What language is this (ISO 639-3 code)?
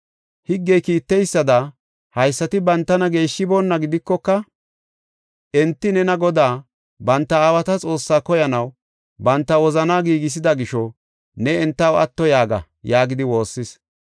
gof